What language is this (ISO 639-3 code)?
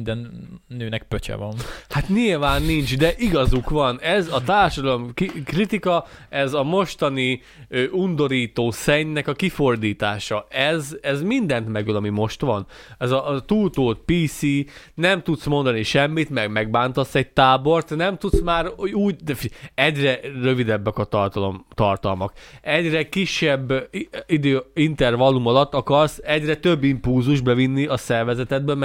hun